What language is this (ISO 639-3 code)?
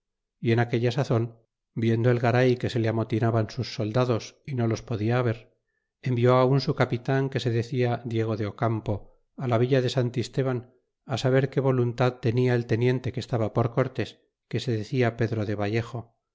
spa